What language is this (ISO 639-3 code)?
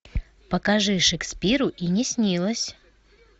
rus